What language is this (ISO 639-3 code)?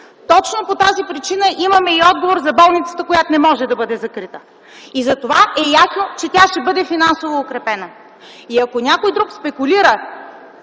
bul